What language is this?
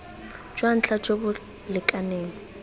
Tswana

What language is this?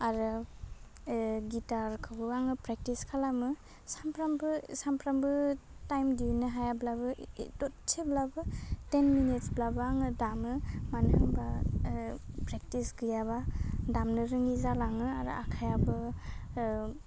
Bodo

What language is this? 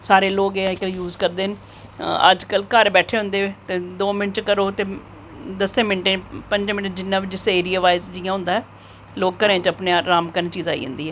Dogri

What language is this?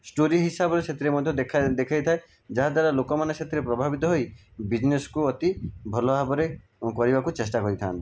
Odia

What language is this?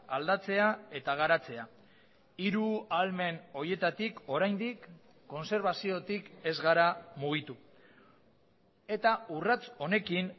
Basque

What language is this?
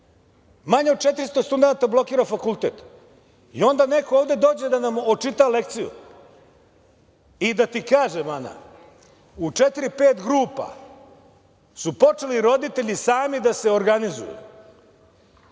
Serbian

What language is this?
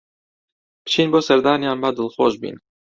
Central Kurdish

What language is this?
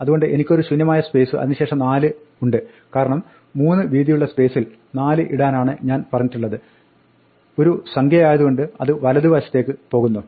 Malayalam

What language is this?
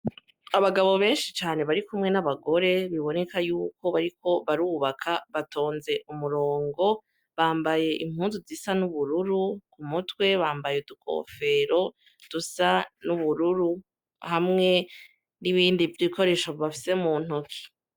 Rundi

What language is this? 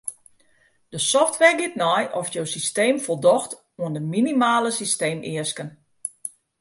Western Frisian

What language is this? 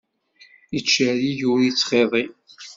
Kabyle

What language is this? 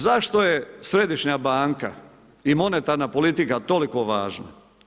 Croatian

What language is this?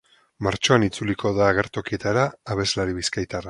Basque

